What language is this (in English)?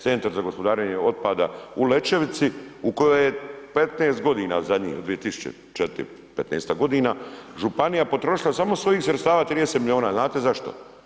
Croatian